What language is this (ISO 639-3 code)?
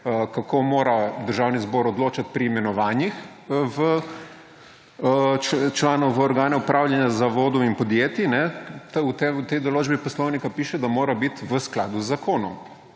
slv